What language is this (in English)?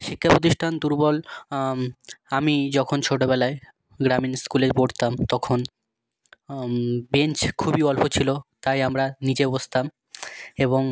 Bangla